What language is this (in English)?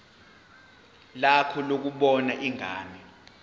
Zulu